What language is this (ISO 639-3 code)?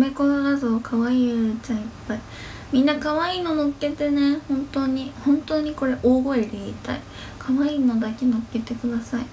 jpn